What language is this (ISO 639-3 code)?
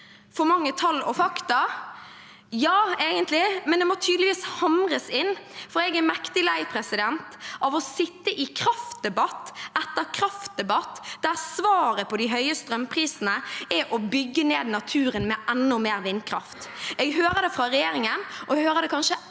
nor